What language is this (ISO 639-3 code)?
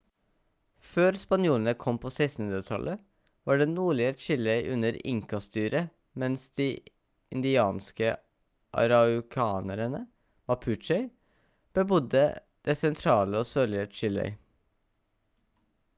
nob